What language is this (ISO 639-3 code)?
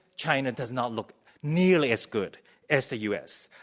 eng